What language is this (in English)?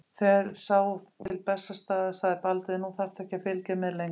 Icelandic